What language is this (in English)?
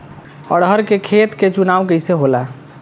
Bhojpuri